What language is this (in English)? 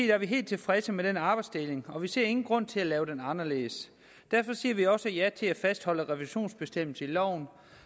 Danish